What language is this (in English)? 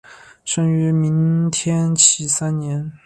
Chinese